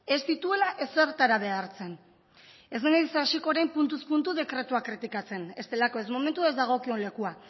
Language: Basque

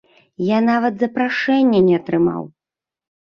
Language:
Belarusian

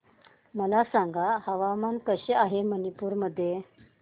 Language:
Marathi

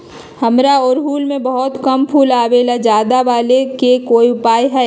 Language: Magahi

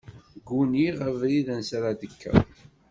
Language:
Kabyle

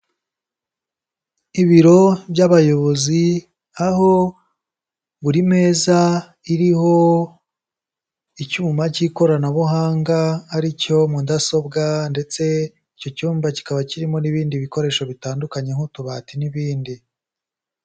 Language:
Kinyarwanda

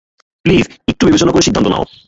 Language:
Bangla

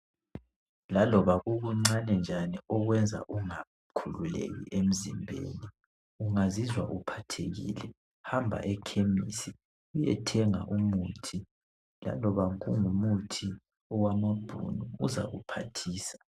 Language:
North Ndebele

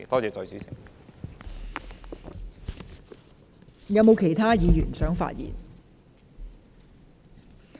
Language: Cantonese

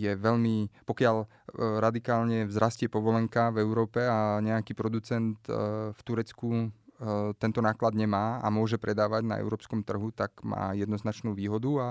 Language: Slovak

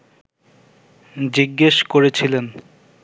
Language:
Bangla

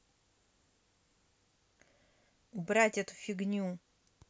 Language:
Russian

